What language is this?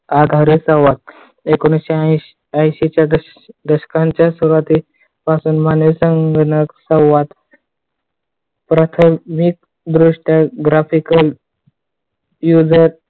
Marathi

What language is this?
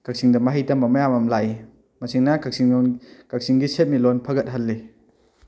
Manipuri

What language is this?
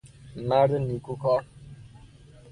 Persian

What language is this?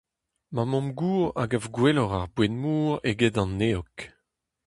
Breton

